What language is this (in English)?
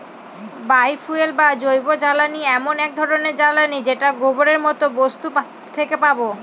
Bangla